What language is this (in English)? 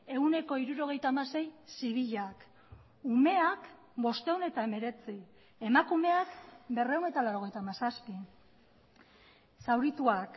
Basque